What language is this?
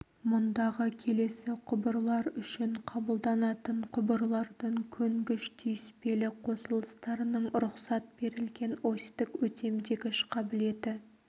Kazakh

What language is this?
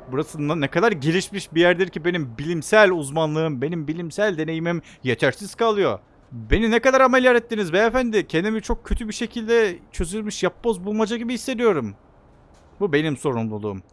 Turkish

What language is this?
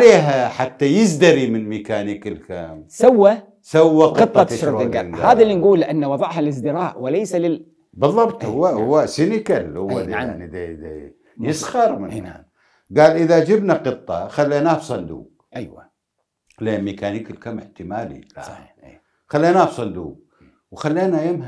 Arabic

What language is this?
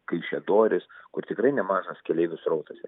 Lithuanian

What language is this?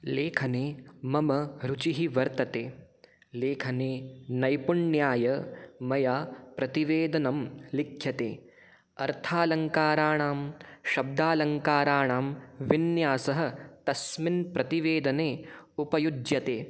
Sanskrit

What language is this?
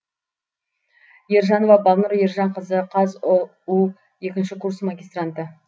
Kazakh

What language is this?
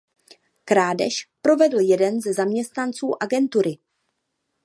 Czech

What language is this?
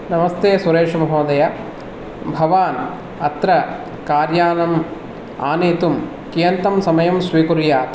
Sanskrit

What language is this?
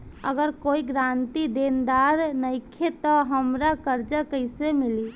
Bhojpuri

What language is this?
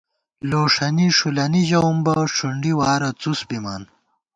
Gawar-Bati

